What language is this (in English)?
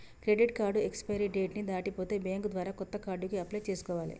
Telugu